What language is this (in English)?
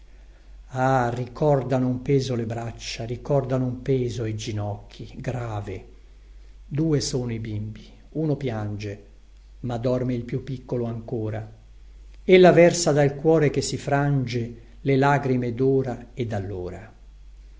Italian